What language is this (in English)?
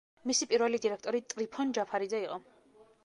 Georgian